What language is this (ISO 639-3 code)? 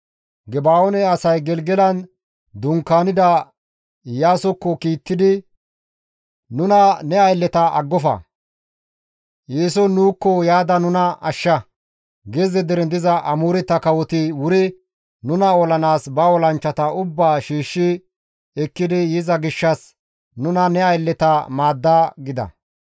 gmv